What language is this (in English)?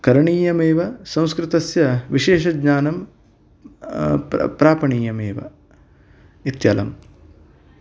Sanskrit